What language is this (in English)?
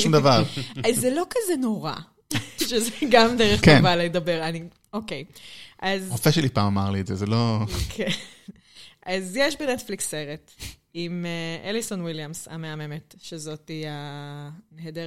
Hebrew